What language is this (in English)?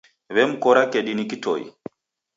Taita